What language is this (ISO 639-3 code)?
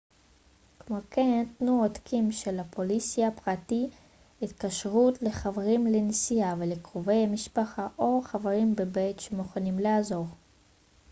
heb